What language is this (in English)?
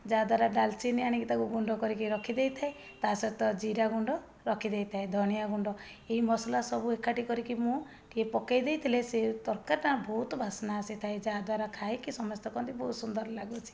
Odia